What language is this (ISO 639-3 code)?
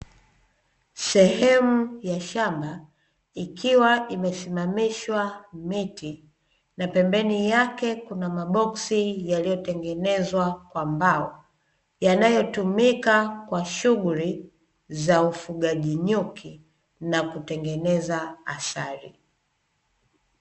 swa